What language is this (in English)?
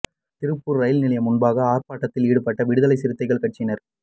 Tamil